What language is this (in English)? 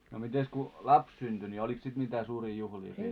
Finnish